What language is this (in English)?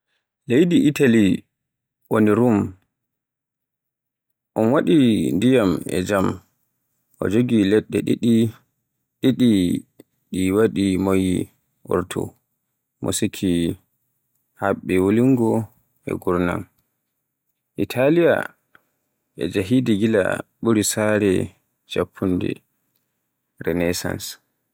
Borgu Fulfulde